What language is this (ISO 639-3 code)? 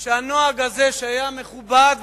heb